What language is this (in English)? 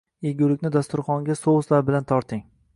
Uzbek